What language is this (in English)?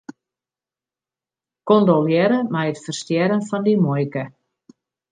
Western Frisian